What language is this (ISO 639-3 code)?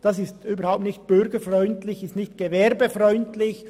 gsw